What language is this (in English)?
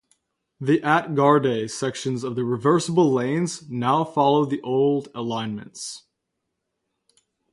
English